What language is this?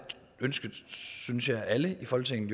Danish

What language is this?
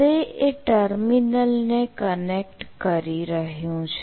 Gujarati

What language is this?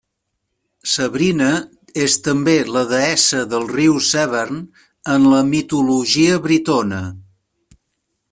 Catalan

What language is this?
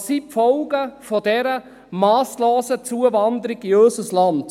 Swiss German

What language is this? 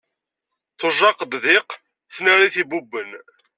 Kabyle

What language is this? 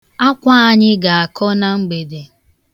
Igbo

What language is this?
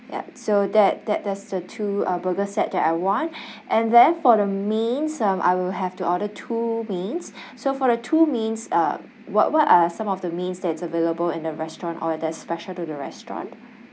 English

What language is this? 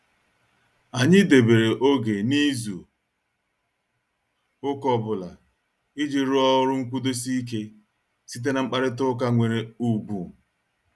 Igbo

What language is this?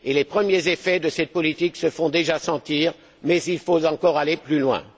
French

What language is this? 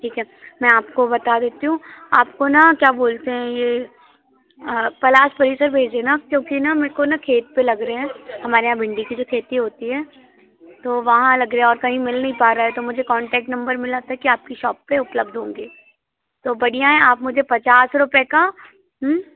Hindi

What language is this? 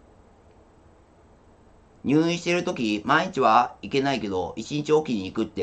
Japanese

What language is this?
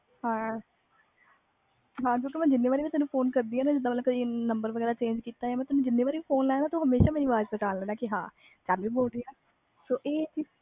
Punjabi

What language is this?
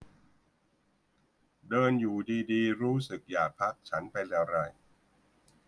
Thai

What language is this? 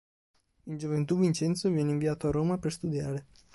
Italian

